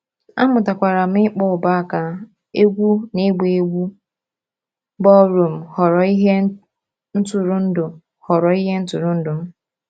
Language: Igbo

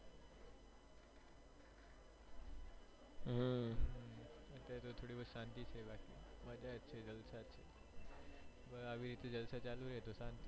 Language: Gujarati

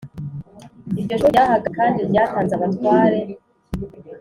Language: Kinyarwanda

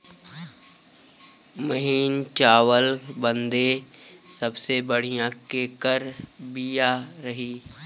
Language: Bhojpuri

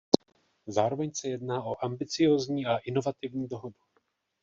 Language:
Czech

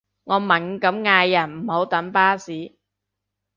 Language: Cantonese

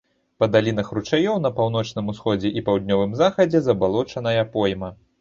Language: Belarusian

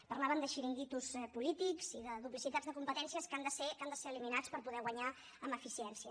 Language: Catalan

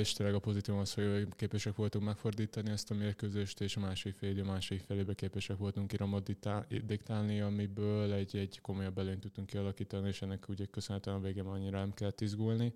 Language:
Hungarian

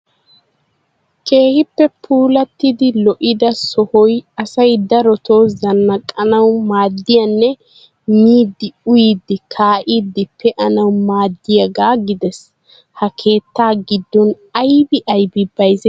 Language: Wolaytta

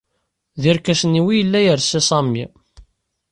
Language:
Kabyle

